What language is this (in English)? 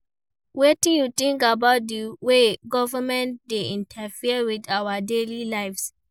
Nigerian Pidgin